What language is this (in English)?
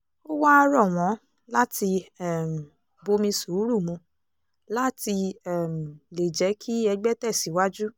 Yoruba